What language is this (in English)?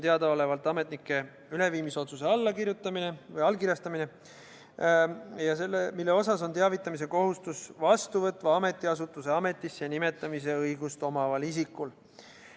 Estonian